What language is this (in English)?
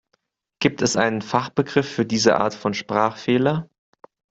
German